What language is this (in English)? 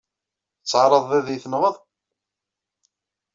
Kabyle